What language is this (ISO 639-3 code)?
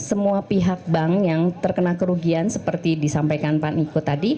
ind